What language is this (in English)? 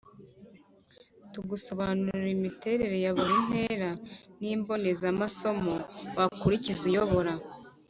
Kinyarwanda